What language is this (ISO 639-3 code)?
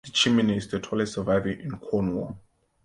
eng